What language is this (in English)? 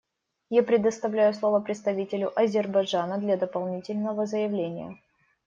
Russian